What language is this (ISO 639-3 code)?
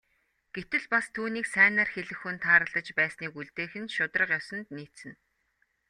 mon